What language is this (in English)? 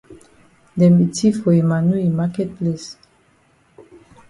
Cameroon Pidgin